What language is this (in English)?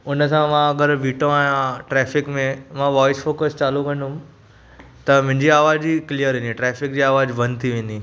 Sindhi